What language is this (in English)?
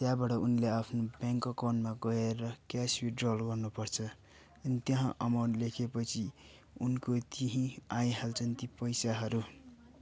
Nepali